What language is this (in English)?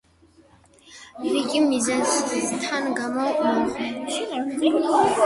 Georgian